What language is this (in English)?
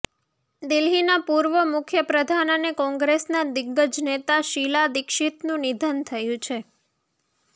Gujarati